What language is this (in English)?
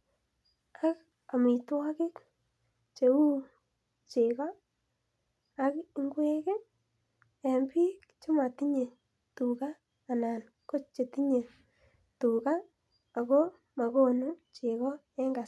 Kalenjin